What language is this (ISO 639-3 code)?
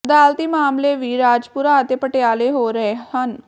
pan